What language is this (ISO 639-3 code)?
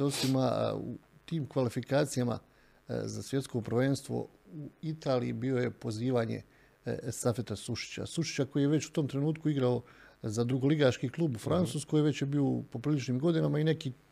hrv